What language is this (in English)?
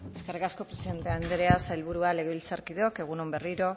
Basque